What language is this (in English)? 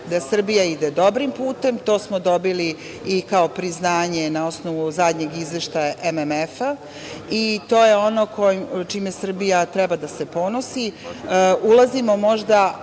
Serbian